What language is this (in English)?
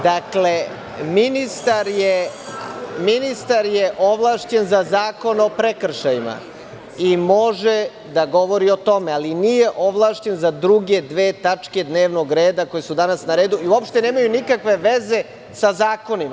Serbian